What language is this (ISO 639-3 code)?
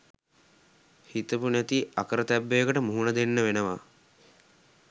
sin